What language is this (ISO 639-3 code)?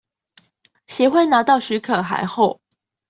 zho